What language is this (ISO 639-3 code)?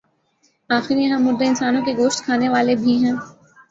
urd